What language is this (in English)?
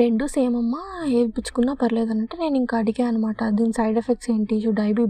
Telugu